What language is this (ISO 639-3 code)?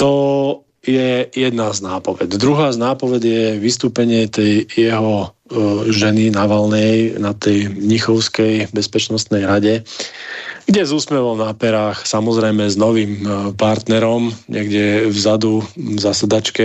slk